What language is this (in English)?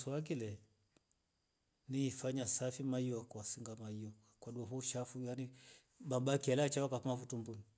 Rombo